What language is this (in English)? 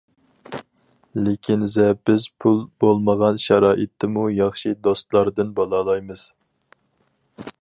Uyghur